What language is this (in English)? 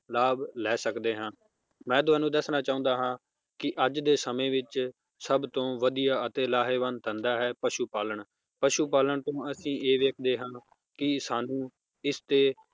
Punjabi